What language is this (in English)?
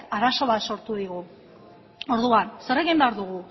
Basque